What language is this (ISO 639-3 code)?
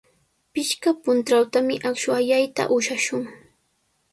qws